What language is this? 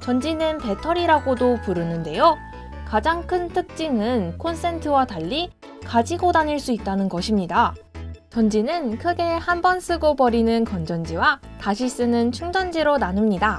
Korean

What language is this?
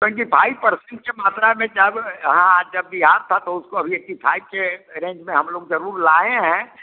Hindi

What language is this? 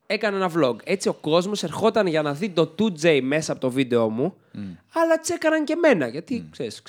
Greek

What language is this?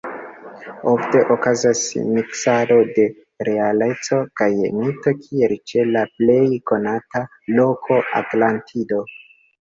Esperanto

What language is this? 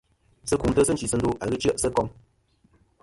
Kom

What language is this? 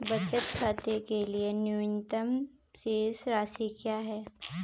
Hindi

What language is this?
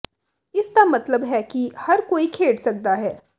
Punjabi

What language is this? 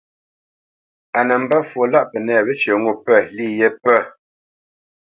Bamenyam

